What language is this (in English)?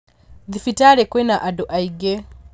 Kikuyu